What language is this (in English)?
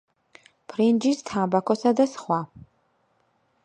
Georgian